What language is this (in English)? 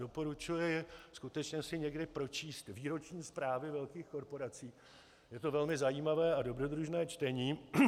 Czech